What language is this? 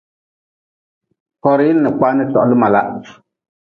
Nawdm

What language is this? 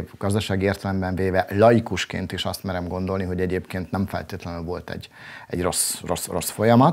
Hungarian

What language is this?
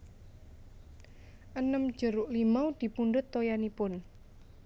Javanese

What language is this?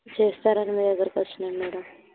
Telugu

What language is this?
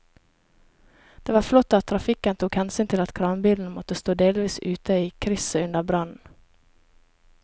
Norwegian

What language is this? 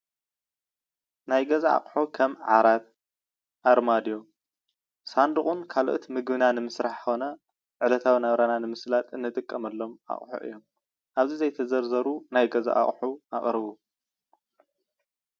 Tigrinya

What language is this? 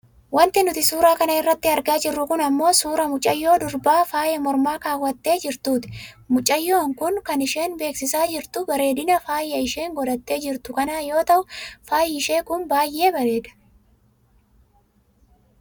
Oromo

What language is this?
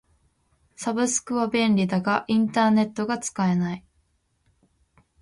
Japanese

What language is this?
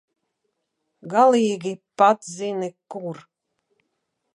Latvian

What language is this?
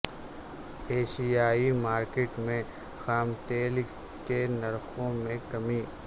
Urdu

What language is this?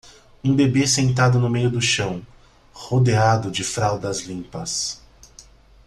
Portuguese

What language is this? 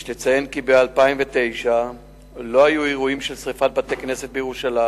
Hebrew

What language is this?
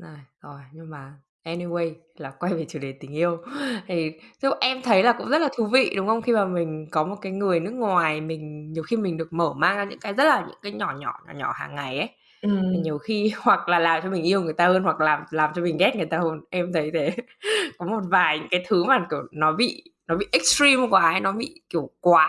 Vietnamese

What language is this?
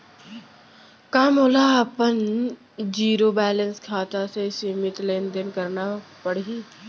Chhattisgarhi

